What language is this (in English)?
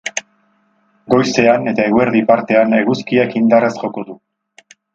Basque